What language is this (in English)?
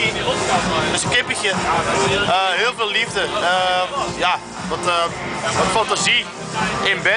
Dutch